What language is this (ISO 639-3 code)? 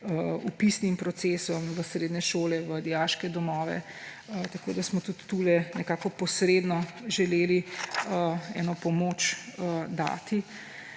slv